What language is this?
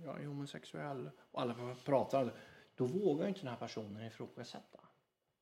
Swedish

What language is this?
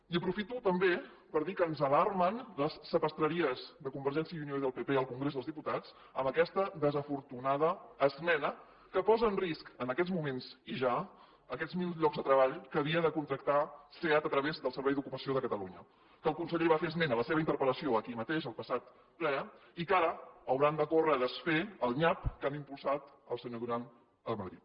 Catalan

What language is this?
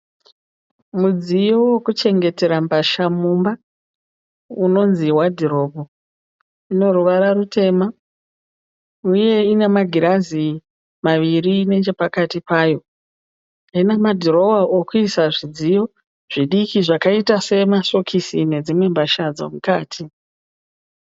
Shona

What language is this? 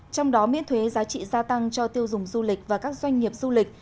Vietnamese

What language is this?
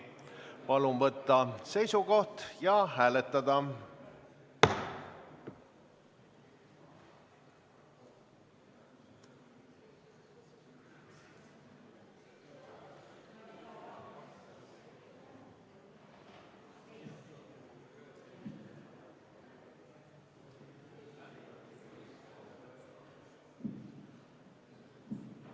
Estonian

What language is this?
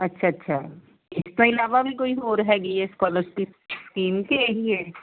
Punjabi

